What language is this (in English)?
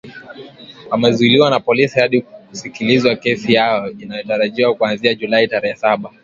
Swahili